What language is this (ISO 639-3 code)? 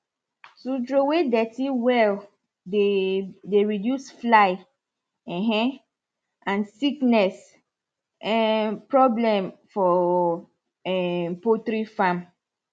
pcm